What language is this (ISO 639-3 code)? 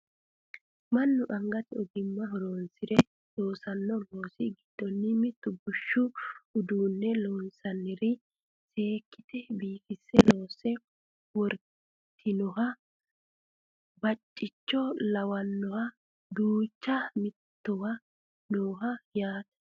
sid